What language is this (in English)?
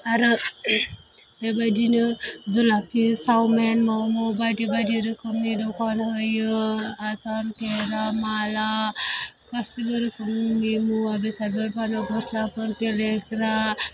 Bodo